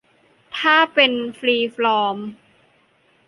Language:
Thai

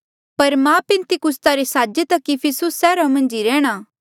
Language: Mandeali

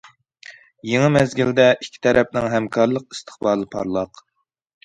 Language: Uyghur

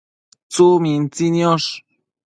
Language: Matsés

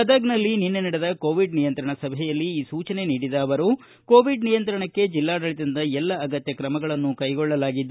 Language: Kannada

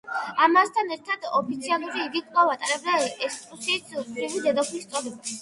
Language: Georgian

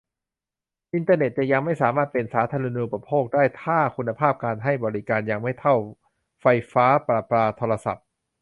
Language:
Thai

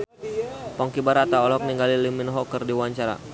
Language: Sundanese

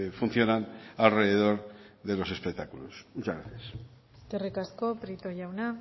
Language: Spanish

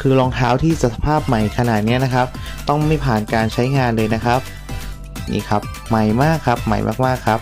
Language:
Thai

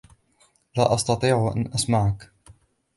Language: Arabic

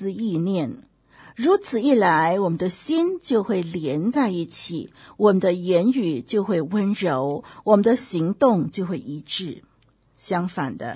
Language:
Chinese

